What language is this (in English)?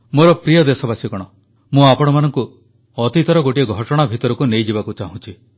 Odia